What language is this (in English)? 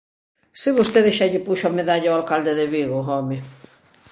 Galician